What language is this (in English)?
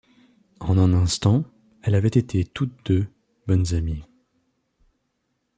French